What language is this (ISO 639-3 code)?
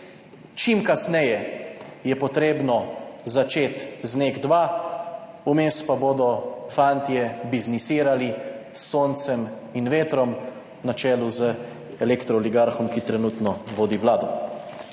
slv